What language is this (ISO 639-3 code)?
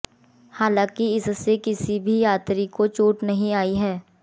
hin